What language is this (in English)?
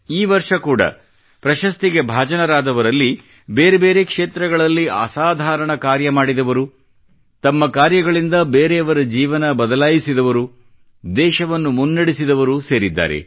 Kannada